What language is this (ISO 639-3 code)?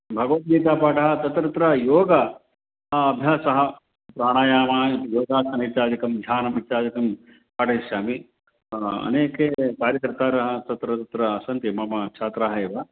san